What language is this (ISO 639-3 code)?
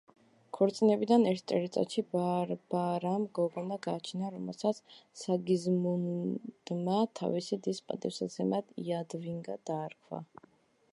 kat